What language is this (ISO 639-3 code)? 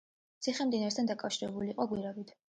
kat